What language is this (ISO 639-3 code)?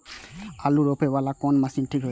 mai